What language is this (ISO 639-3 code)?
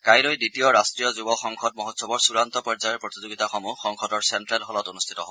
asm